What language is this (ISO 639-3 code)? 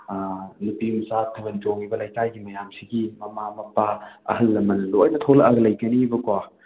mni